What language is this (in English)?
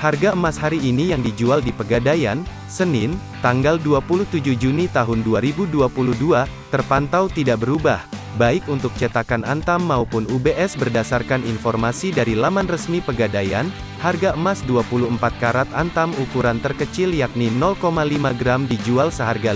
Indonesian